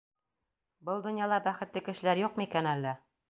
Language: Bashkir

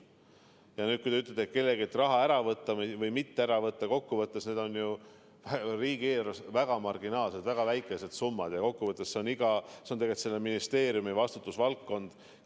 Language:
Estonian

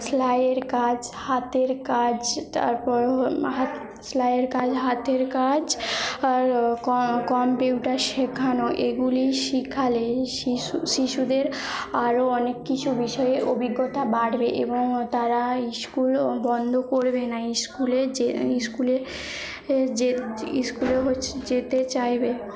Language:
Bangla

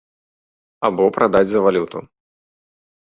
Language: Belarusian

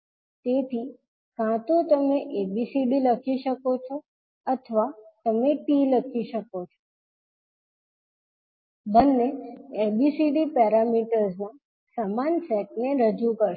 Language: Gujarati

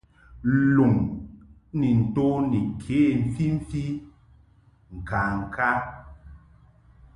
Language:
Mungaka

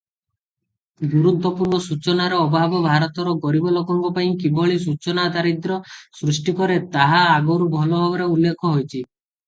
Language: Odia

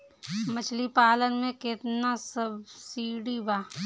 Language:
Bhojpuri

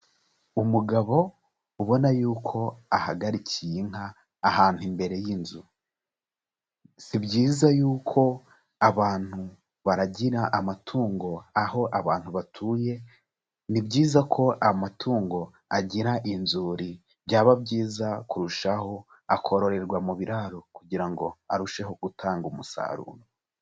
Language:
Kinyarwanda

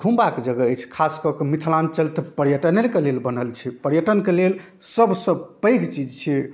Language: Maithili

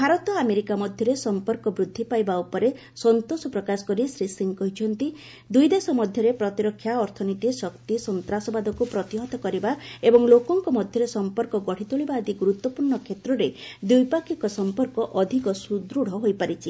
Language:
Odia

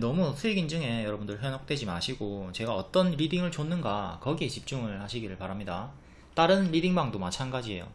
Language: Korean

